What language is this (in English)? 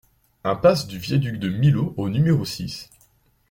French